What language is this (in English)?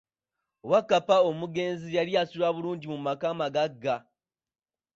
Ganda